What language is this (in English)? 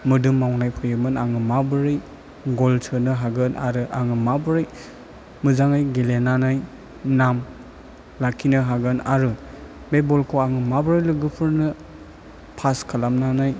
Bodo